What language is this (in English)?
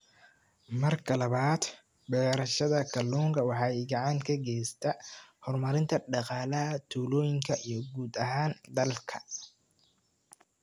Somali